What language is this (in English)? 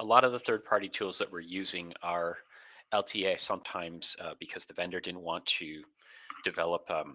English